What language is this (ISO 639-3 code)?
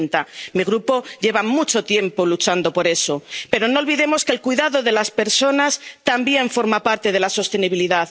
spa